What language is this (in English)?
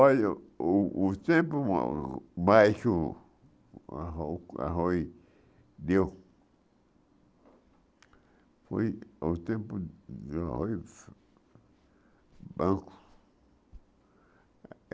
Portuguese